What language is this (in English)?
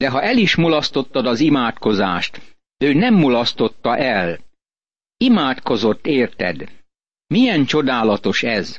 Hungarian